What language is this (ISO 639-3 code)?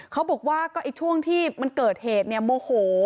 tha